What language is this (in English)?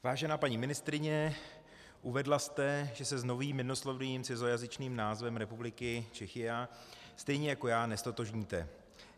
Czech